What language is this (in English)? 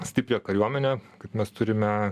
Lithuanian